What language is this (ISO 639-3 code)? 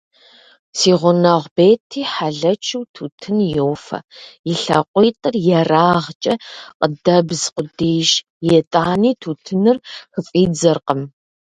kbd